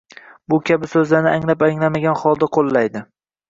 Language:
Uzbek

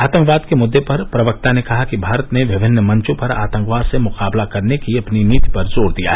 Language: Hindi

